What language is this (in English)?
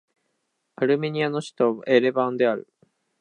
Japanese